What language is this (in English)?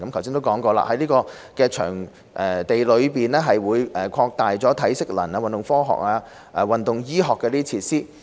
Cantonese